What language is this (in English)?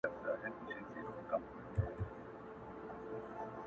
Pashto